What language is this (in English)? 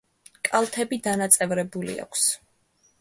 Georgian